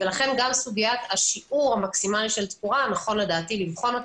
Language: Hebrew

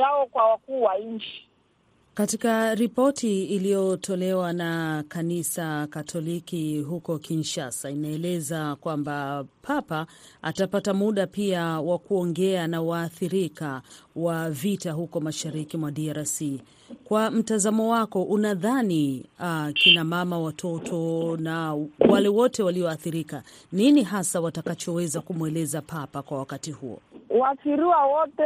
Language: Swahili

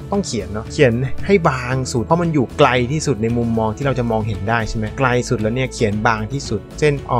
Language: Thai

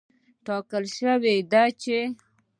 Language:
Pashto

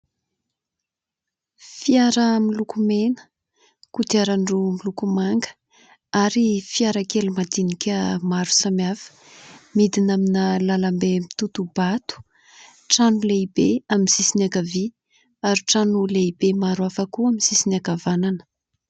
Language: Malagasy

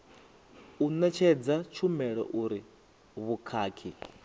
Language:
Venda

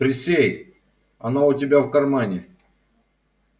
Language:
Russian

